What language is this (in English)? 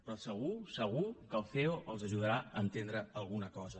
Catalan